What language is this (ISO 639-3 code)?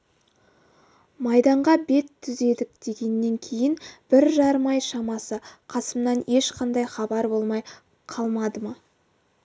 kaz